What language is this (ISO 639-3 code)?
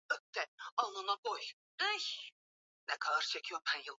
swa